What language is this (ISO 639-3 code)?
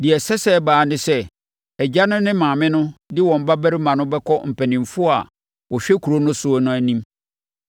aka